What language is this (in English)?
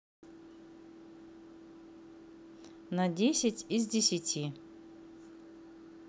Russian